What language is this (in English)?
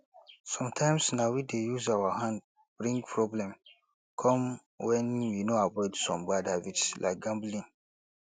Nigerian Pidgin